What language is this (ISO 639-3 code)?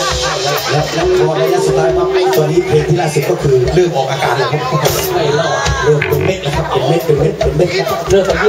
tha